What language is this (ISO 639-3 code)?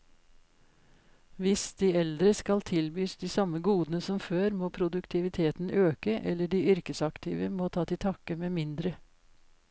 nor